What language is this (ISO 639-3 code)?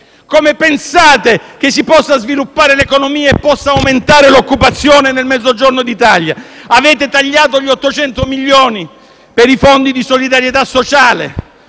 ita